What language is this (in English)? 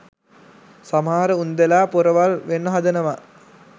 Sinhala